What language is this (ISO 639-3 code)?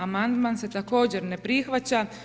hrv